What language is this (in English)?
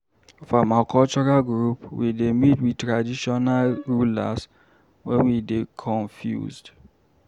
Nigerian Pidgin